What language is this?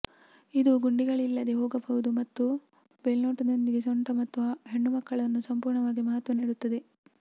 Kannada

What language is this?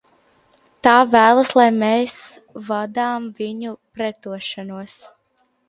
Latvian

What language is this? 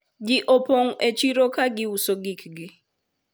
Luo (Kenya and Tanzania)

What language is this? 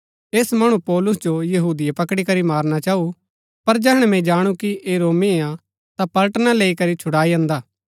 Gaddi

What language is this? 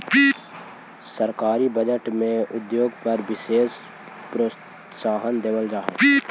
Magahi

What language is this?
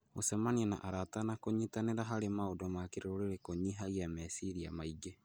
Kikuyu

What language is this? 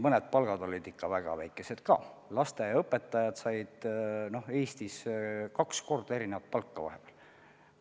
Estonian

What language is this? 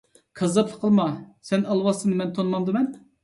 Uyghur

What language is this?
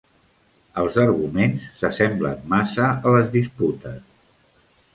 Catalan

